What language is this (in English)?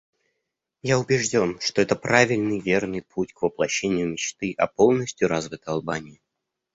Russian